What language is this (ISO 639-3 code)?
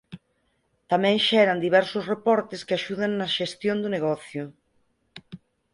glg